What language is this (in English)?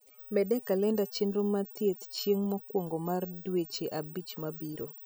Luo (Kenya and Tanzania)